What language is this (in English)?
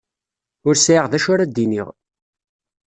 Kabyle